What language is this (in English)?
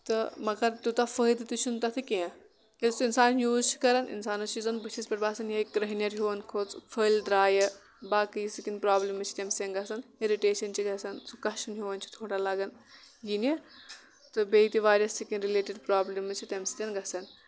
Kashmiri